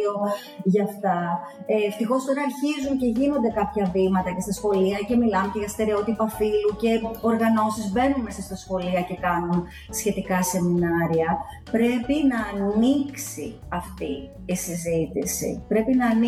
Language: Greek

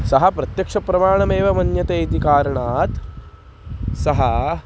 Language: Sanskrit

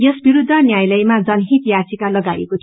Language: Nepali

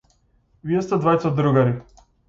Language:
Macedonian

